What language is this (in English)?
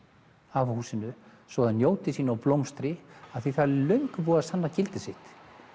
Icelandic